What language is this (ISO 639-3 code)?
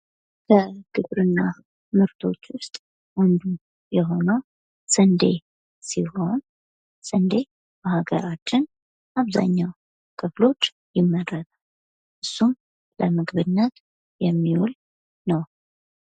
amh